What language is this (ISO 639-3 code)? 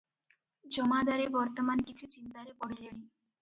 ori